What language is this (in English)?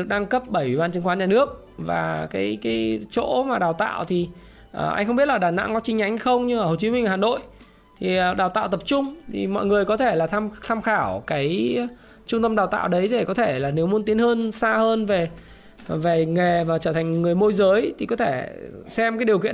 Vietnamese